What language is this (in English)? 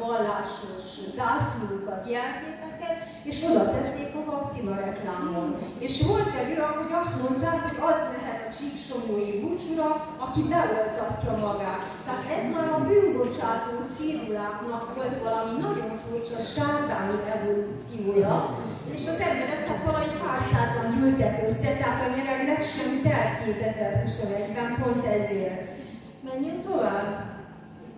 Hungarian